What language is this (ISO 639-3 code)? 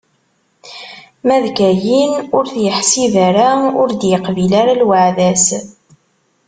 kab